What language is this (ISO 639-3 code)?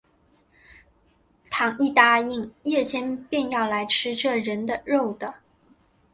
zho